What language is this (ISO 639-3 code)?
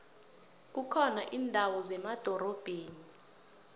nbl